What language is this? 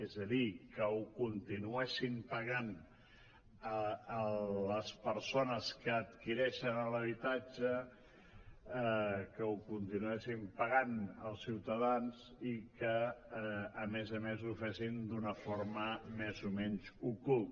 Catalan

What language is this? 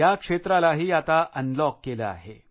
Marathi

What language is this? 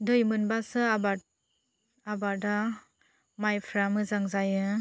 Bodo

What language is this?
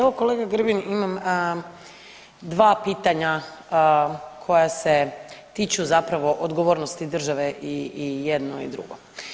Croatian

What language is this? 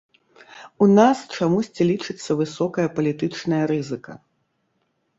Belarusian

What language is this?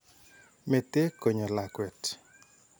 Kalenjin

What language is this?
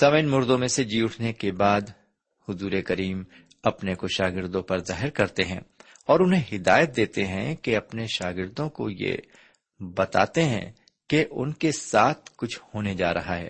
Urdu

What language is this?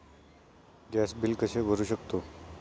Marathi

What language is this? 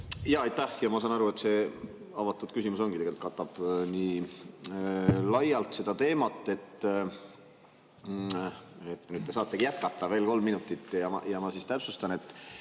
Estonian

